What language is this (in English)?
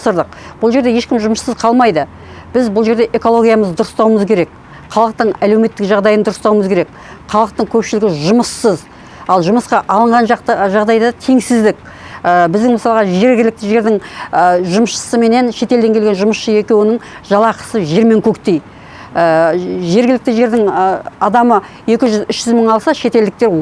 Kazakh